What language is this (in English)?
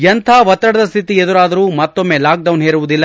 Kannada